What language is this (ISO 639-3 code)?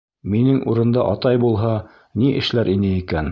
bak